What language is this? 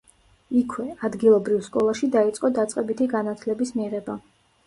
Georgian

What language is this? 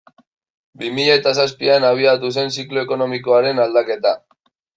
Basque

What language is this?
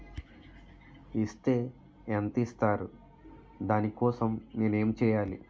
Telugu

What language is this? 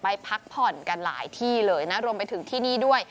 Thai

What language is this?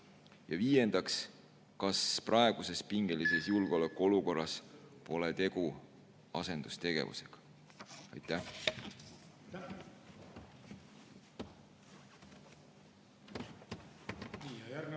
Estonian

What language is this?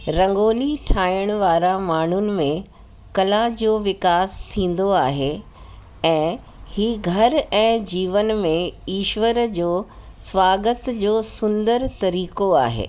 Sindhi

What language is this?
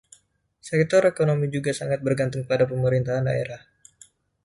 Indonesian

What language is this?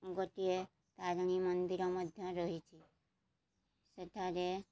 Odia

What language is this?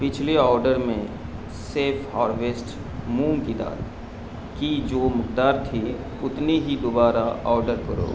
Urdu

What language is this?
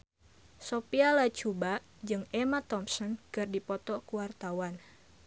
Sundanese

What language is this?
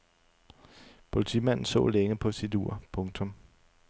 Danish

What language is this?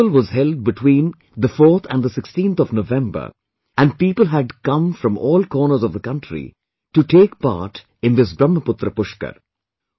English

